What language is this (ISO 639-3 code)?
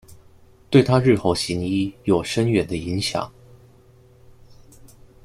zho